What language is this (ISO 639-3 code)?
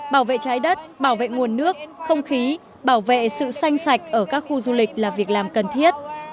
vie